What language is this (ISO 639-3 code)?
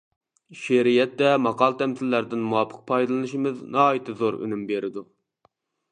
uig